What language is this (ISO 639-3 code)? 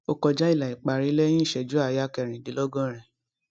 yor